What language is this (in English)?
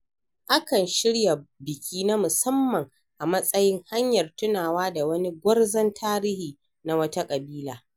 Hausa